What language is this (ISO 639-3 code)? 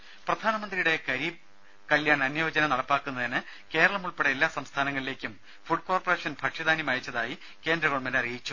mal